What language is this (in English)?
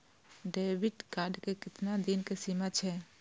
Maithili